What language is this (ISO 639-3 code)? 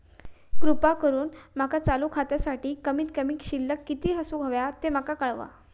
mar